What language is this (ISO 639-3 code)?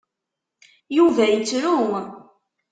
kab